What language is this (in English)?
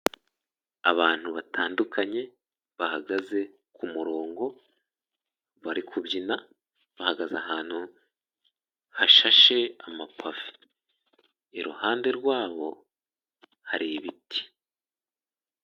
Kinyarwanda